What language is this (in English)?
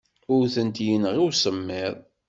Kabyle